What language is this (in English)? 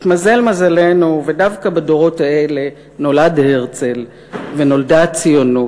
Hebrew